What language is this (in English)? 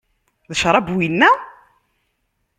Kabyle